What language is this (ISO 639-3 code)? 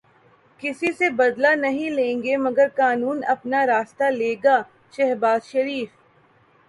urd